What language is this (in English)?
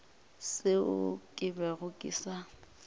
Northern Sotho